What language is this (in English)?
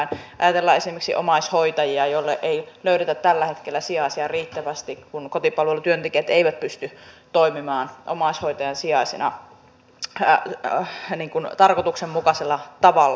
Finnish